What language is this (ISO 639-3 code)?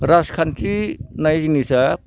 brx